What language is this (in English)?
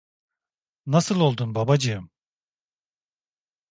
Turkish